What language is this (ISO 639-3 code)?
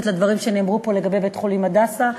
heb